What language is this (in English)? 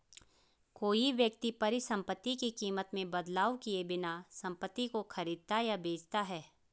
Hindi